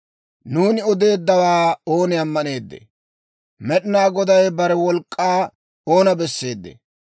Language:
Dawro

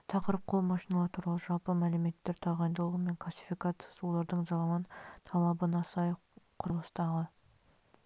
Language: Kazakh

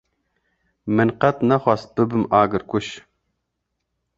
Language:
Kurdish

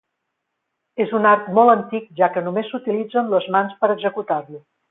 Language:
Catalan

